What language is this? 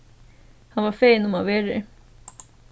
Faroese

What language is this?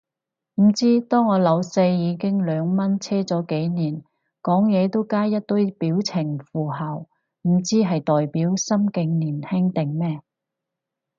Cantonese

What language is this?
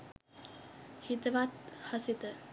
Sinhala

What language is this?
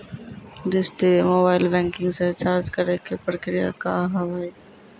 Maithili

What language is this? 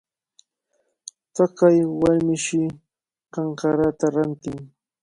Cajatambo North Lima Quechua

